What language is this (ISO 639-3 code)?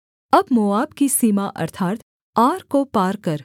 hin